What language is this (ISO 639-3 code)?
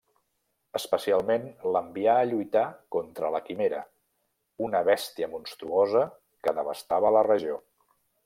cat